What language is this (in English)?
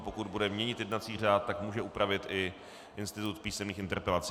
Czech